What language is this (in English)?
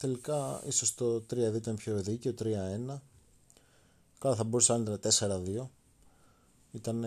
Greek